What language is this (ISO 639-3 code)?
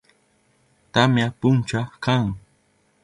qup